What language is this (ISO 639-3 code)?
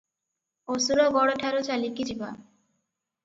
ori